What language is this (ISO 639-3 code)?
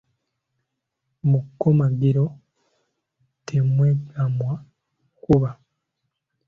lug